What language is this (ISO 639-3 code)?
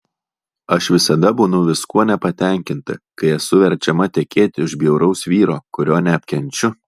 lit